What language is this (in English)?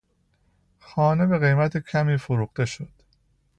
Persian